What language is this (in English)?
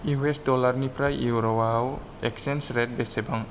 Bodo